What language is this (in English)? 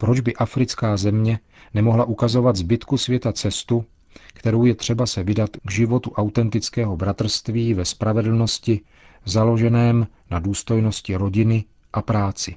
Czech